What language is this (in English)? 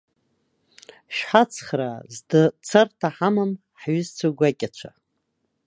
Abkhazian